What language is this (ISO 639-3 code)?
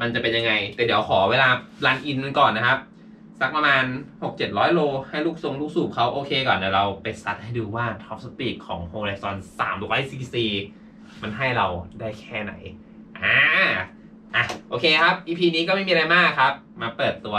tha